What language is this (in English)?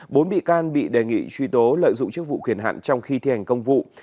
Vietnamese